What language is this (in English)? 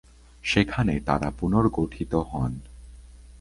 Bangla